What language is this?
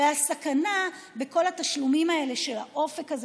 Hebrew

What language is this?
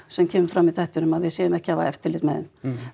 Icelandic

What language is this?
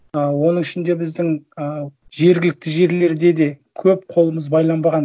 Kazakh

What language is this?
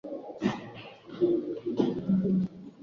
Swahili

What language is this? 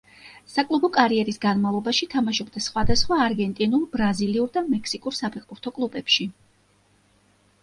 Georgian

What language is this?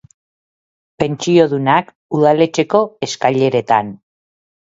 Basque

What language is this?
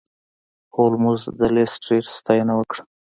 Pashto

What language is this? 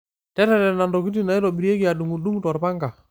Masai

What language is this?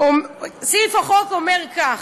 Hebrew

